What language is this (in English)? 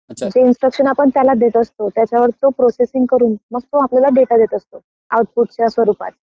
Marathi